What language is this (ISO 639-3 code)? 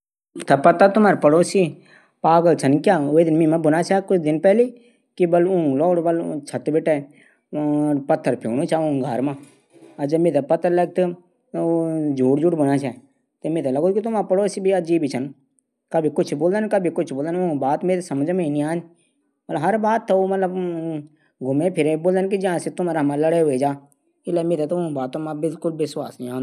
gbm